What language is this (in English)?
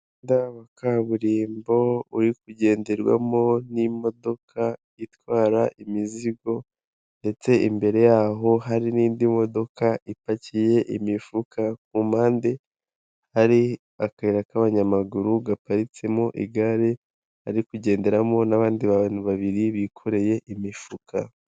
Kinyarwanda